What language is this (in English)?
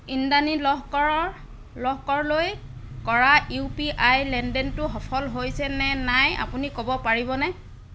Assamese